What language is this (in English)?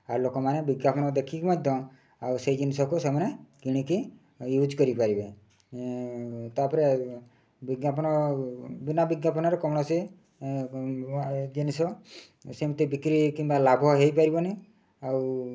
Odia